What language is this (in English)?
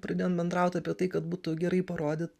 Lithuanian